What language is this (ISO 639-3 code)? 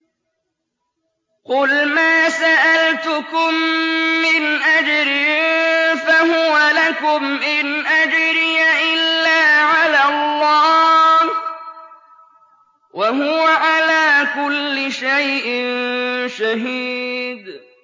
ara